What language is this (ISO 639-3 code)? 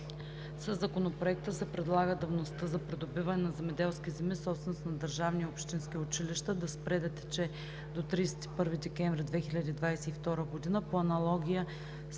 bul